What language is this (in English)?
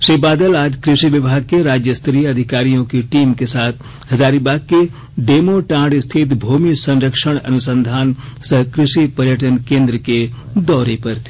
Hindi